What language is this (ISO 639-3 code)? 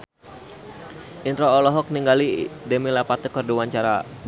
sun